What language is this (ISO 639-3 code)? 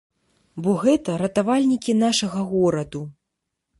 bel